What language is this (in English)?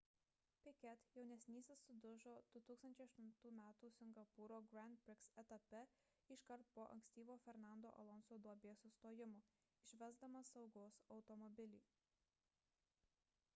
Lithuanian